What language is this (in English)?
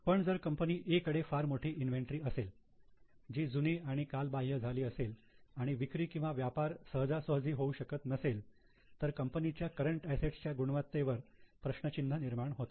Marathi